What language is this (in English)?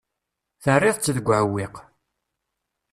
Kabyle